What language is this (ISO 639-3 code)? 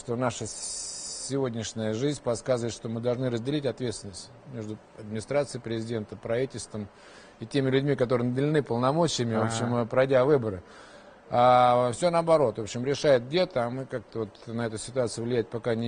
rus